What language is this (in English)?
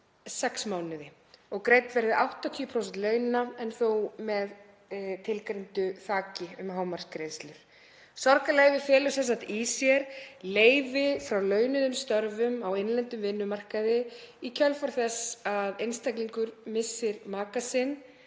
Icelandic